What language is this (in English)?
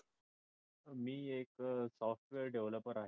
Marathi